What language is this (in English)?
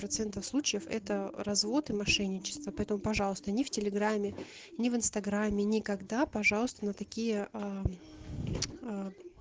Russian